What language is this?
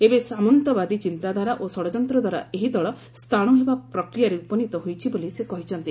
Odia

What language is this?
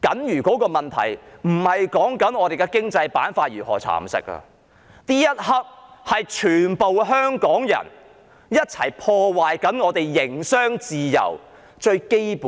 Cantonese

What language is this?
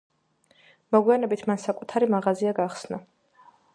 Georgian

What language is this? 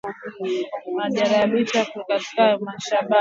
Swahili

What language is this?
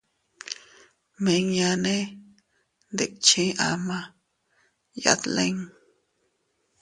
Teutila Cuicatec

